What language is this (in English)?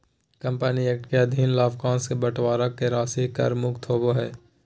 Magahi